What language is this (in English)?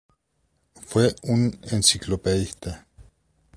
Spanish